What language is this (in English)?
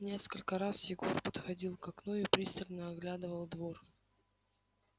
Russian